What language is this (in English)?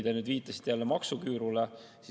Estonian